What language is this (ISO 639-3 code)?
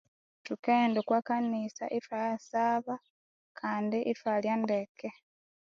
koo